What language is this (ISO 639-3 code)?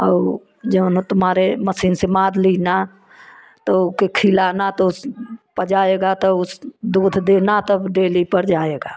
hin